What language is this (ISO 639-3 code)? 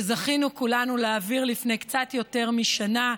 heb